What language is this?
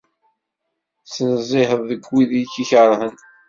Kabyle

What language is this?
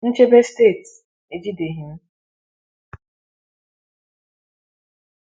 Igbo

